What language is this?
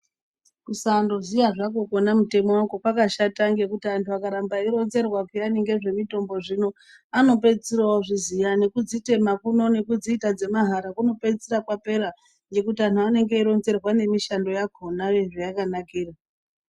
Ndau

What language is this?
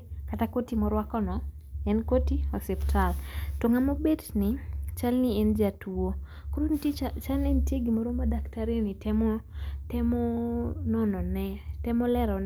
Luo (Kenya and Tanzania)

